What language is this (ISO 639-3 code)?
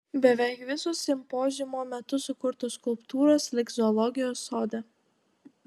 lit